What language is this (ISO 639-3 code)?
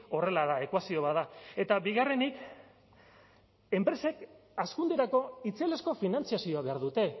eus